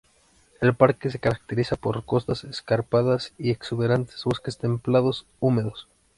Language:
Spanish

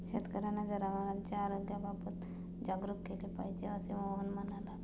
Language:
Marathi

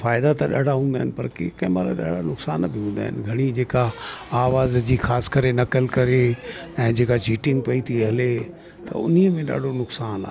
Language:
Sindhi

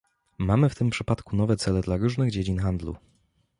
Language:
Polish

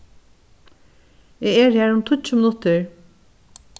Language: Faroese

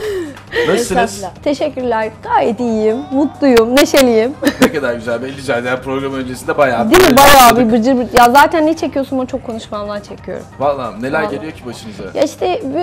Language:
Turkish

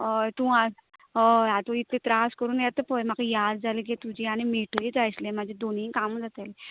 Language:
Konkani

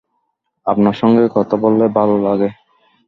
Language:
Bangla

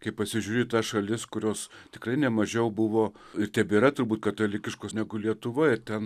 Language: Lithuanian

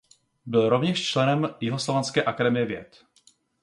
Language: Czech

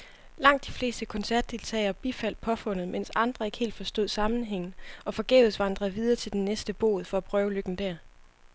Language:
Danish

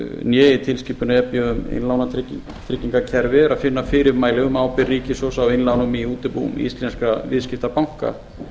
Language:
Icelandic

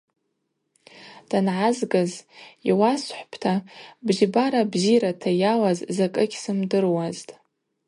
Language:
Abaza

